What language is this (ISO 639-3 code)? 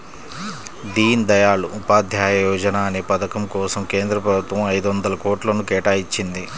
tel